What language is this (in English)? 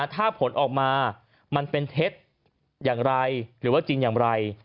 Thai